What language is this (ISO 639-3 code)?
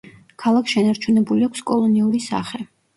kat